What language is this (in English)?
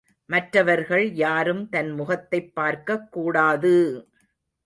Tamil